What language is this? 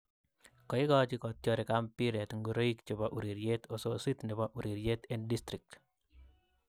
Kalenjin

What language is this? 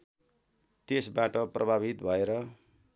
Nepali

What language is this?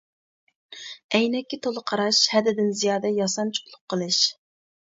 Uyghur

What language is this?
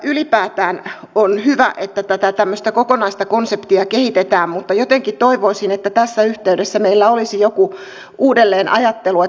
Finnish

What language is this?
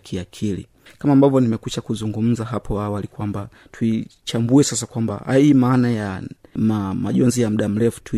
Swahili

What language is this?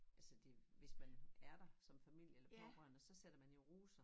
Danish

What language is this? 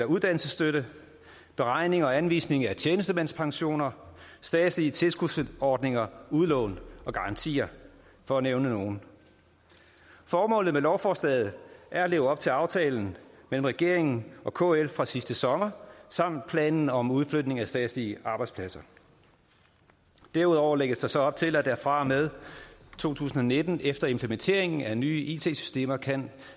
Danish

